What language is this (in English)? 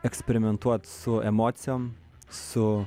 Lithuanian